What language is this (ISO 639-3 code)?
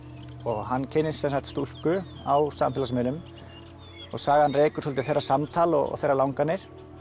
isl